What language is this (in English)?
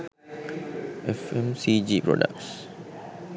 Sinhala